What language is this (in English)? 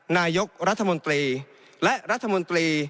Thai